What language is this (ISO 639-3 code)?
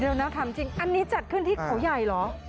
tha